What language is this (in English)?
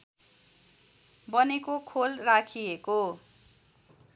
Nepali